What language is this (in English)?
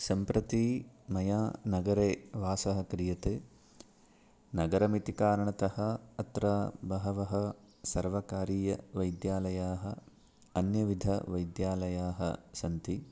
Sanskrit